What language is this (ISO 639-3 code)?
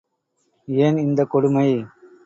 tam